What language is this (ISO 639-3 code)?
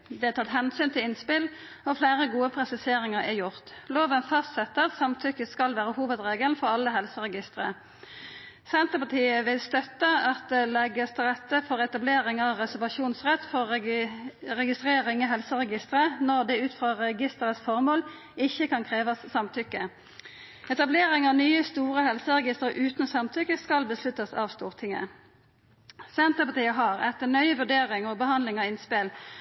nno